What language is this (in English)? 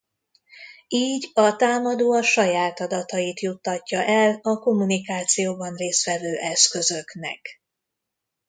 Hungarian